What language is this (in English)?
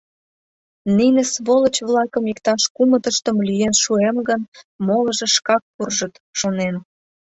Mari